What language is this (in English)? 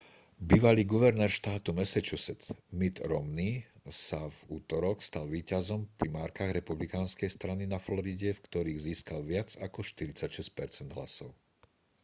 Slovak